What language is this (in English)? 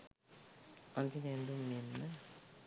Sinhala